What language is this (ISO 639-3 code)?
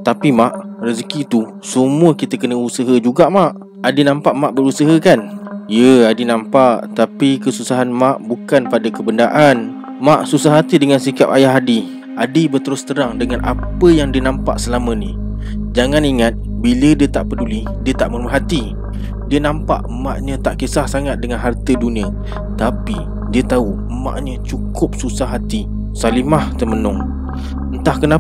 msa